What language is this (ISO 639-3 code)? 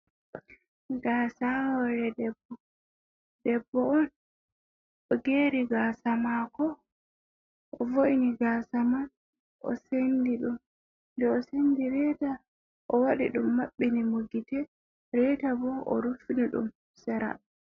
ful